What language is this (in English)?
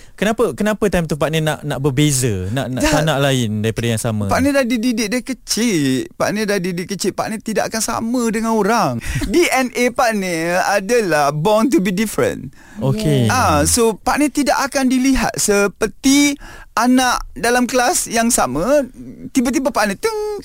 Malay